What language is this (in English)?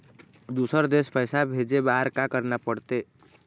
Chhattisgarhi